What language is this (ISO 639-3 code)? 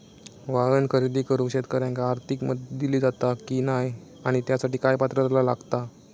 mar